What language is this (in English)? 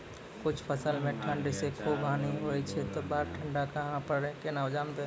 Maithili